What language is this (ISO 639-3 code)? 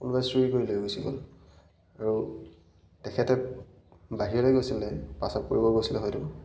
asm